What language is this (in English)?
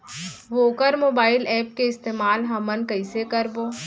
Chhattisgarhi